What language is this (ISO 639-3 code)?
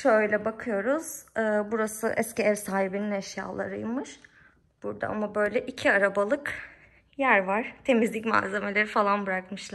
tur